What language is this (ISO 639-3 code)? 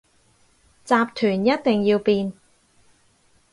yue